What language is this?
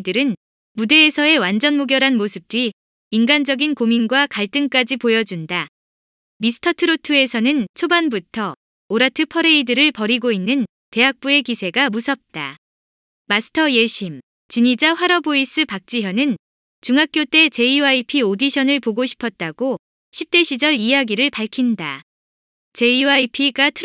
Korean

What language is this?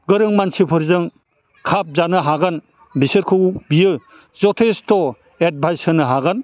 Bodo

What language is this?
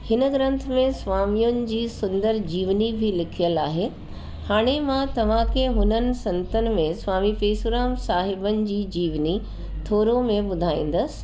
Sindhi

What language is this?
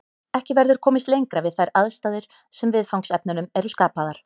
Icelandic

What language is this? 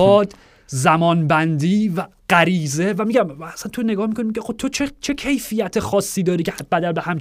Persian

